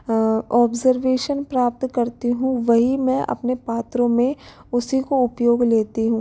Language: Hindi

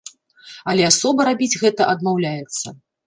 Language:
Belarusian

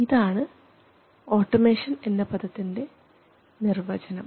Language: Malayalam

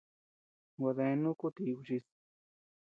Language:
Tepeuxila Cuicatec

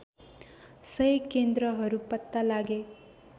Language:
Nepali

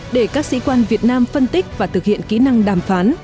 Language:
Vietnamese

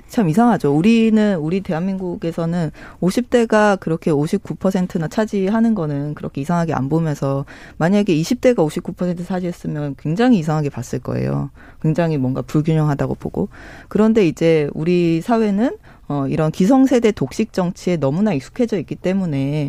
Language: Korean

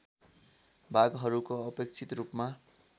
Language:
Nepali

